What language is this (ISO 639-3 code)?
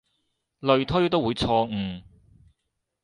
yue